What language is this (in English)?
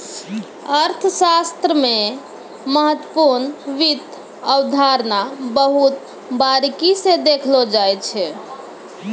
Maithili